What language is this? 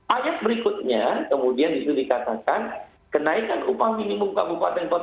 Indonesian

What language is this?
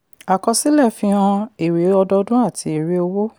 Yoruba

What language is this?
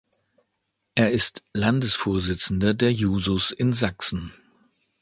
German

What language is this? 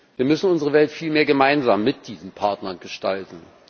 German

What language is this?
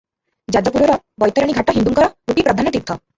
Odia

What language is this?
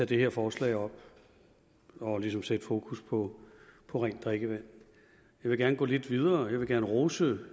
Danish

